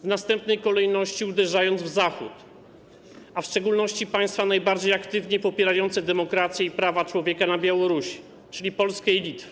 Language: Polish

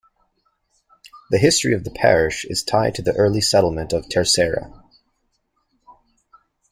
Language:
English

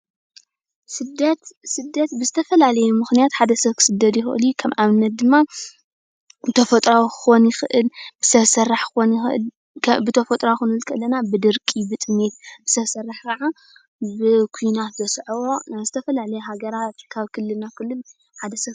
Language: Tigrinya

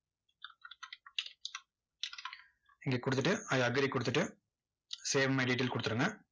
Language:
Tamil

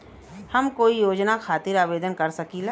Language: Bhojpuri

